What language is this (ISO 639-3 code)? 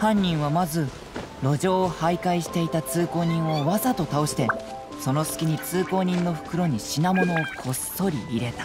jpn